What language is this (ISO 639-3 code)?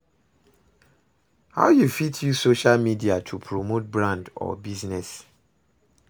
pcm